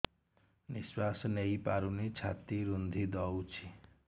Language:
Odia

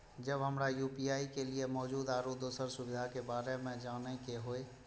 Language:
Maithili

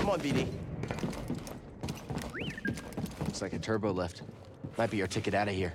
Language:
English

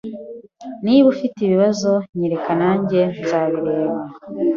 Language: Kinyarwanda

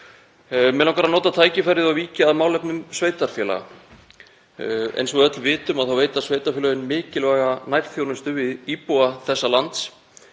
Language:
Icelandic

